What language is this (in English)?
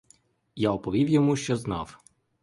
Ukrainian